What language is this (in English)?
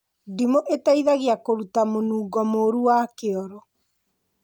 Kikuyu